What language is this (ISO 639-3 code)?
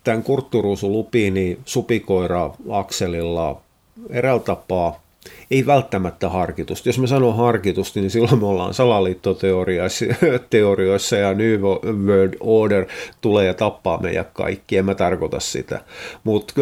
fin